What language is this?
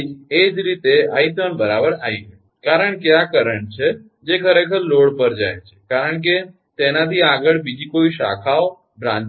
Gujarati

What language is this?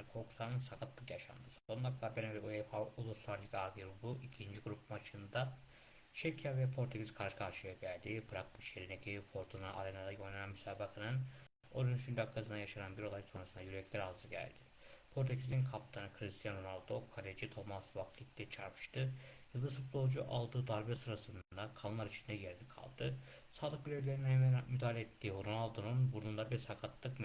Turkish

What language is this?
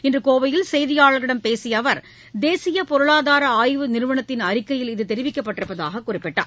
Tamil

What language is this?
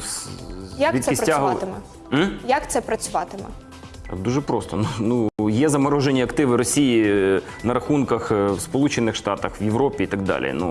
Ukrainian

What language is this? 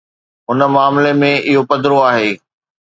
Sindhi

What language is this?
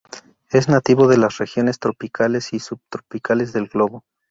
Spanish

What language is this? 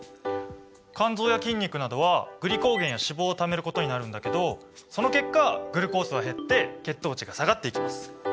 Japanese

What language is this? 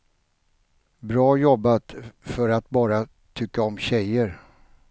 Swedish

